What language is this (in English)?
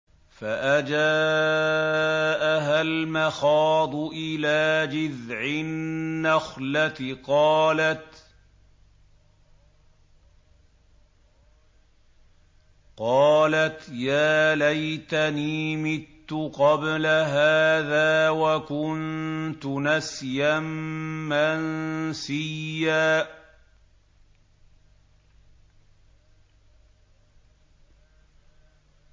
Arabic